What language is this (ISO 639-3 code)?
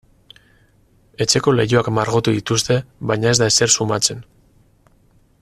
eus